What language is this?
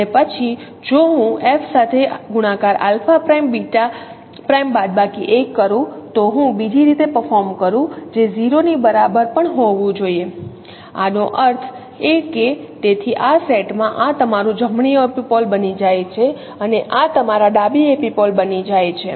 Gujarati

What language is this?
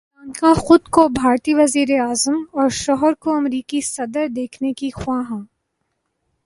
Urdu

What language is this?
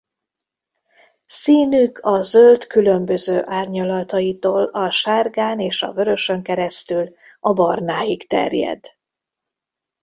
Hungarian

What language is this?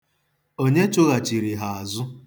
Igbo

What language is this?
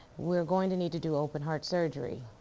English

